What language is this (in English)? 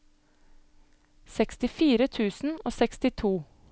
Norwegian